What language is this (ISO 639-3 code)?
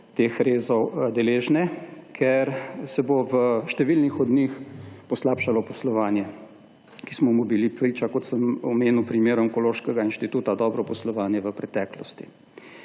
slv